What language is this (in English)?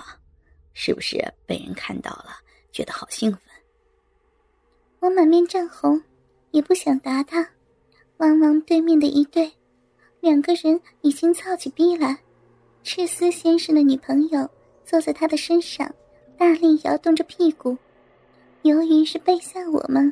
Chinese